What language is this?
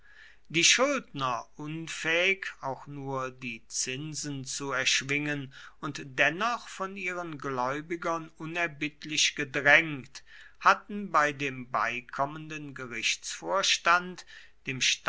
German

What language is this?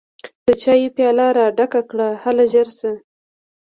Pashto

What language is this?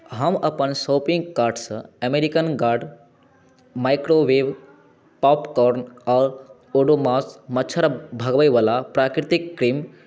Maithili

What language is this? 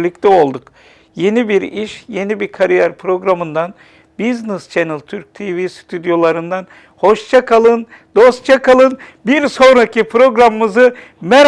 Turkish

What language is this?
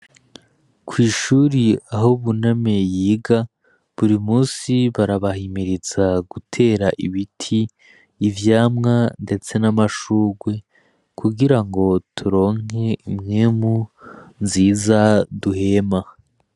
Rundi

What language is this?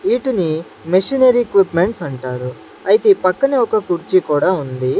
Telugu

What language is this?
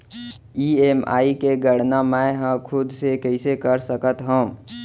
Chhattisgarhi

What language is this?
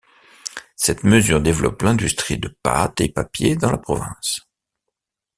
French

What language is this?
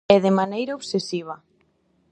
Galician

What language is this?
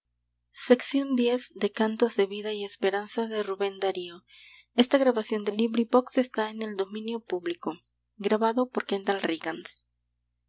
Spanish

